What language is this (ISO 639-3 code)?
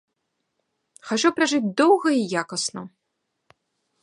bel